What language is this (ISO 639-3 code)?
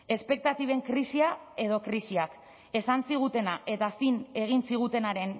eus